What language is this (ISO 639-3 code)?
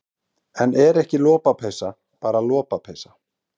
isl